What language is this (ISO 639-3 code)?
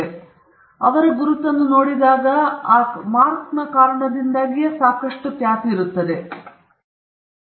kan